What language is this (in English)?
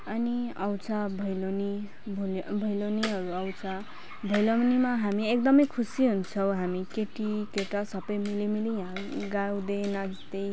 Nepali